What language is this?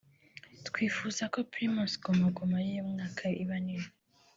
Kinyarwanda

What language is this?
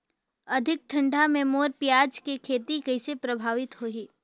Chhattisgarhi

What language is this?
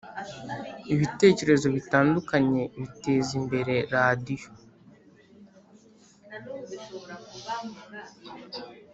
Kinyarwanda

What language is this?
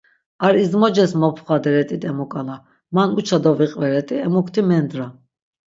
Laz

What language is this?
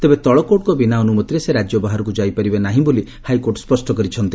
Odia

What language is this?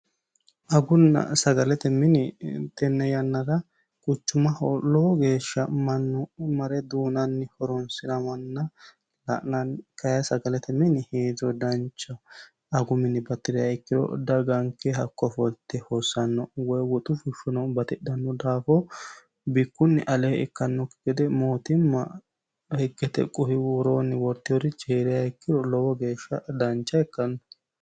Sidamo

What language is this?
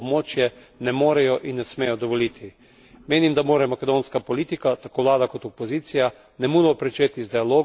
Slovenian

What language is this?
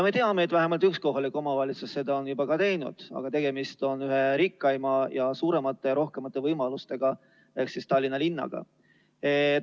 Estonian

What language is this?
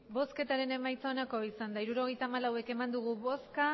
Basque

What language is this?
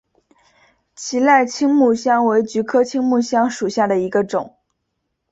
Chinese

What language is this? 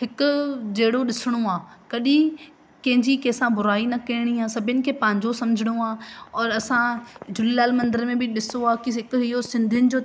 Sindhi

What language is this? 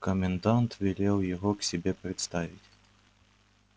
Russian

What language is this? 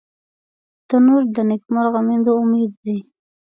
Pashto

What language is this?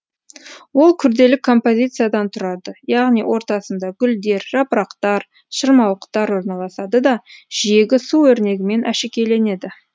Kazakh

